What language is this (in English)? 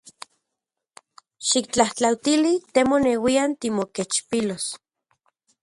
Central Puebla Nahuatl